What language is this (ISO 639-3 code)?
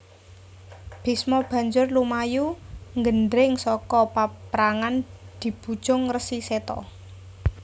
jav